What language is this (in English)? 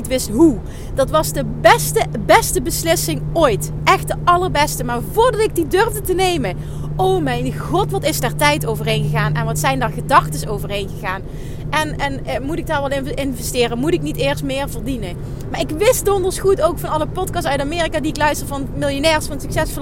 Dutch